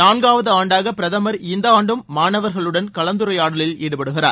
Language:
Tamil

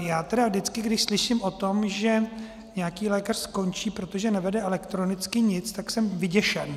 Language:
Czech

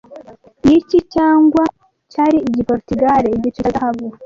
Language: Kinyarwanda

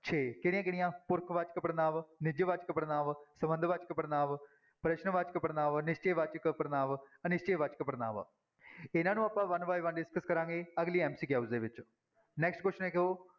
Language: Punjabi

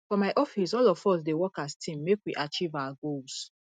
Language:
Nigerian Pidgin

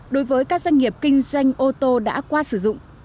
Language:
Vietnamese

